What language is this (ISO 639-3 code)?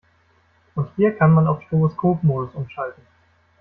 deu